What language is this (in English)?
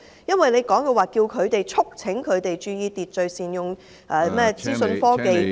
Cantonese